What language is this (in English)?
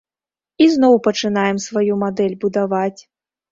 Belarusian